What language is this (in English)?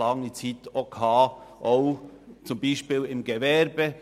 Swiss German